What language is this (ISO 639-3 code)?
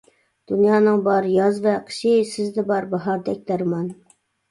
uig